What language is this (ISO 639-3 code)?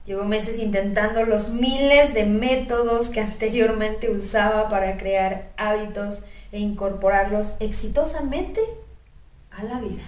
spa